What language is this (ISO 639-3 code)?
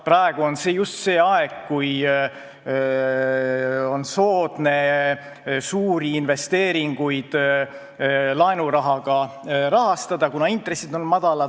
est